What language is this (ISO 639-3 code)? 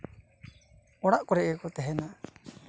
sat